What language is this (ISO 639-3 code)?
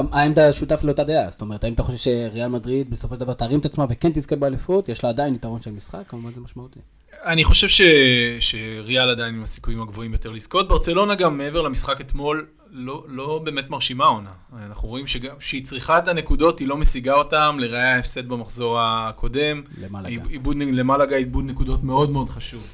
heb